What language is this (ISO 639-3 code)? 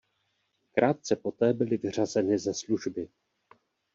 ces